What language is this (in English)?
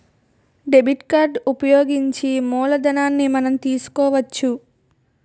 Telugu